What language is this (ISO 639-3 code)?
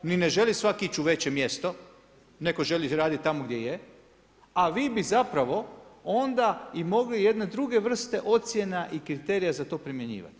hrv